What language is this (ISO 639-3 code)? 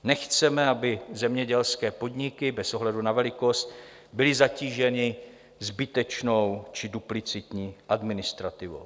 ces